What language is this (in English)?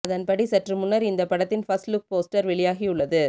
Tamil